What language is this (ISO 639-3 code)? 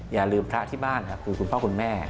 tha